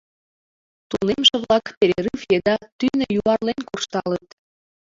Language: Mari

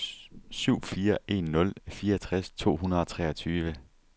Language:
Danish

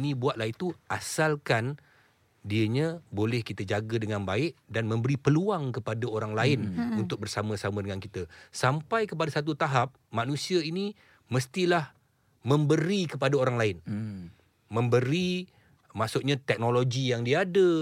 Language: Malay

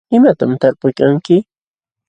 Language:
Jauja Wanca Quechua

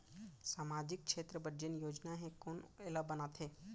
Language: Chhattisgarhi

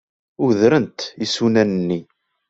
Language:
Kabyle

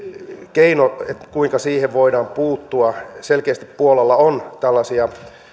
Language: Finnish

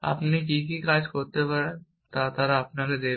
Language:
Bangla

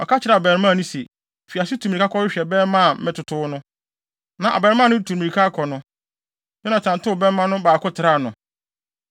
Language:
Akan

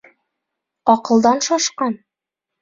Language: Bashkir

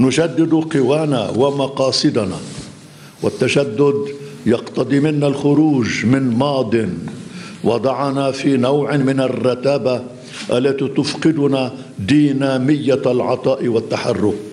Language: Arabic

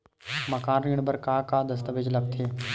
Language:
Chhattisgarhi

